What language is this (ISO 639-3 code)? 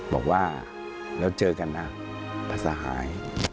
tha